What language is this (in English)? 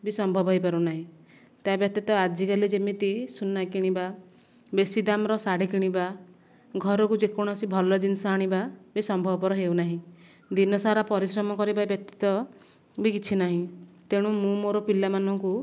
Odia